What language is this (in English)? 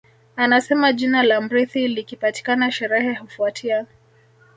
Swahili